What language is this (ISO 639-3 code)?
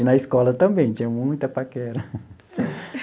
por